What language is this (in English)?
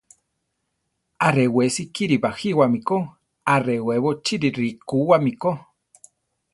Central Tarahumara